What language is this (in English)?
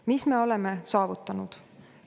Estonian